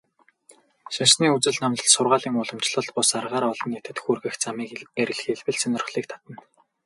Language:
Mongolian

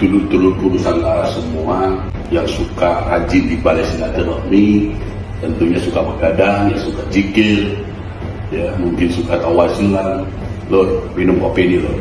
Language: Indonesian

